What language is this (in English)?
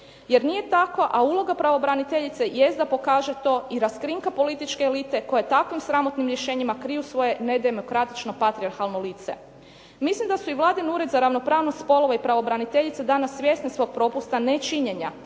Croatian